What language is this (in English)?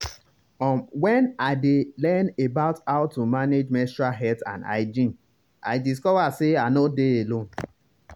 Nigerian Pidgin